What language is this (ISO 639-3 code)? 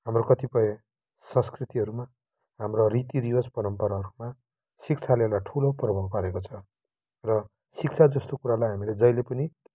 nep